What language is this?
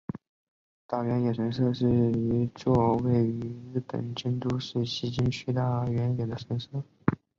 Chinese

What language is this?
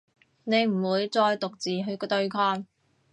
Cantonese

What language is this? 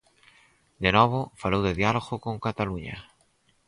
Galician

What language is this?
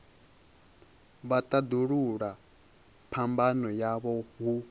Venda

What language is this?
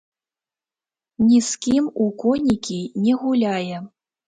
Belarusian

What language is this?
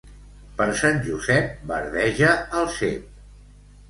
Catalan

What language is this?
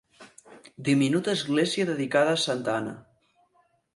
Catalan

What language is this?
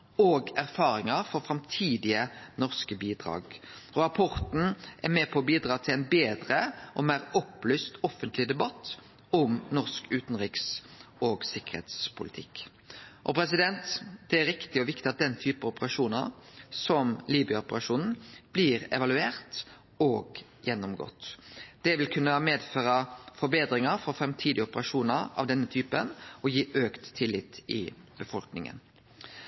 Norwegian Nynorsk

